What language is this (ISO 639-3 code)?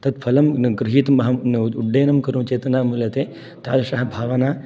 san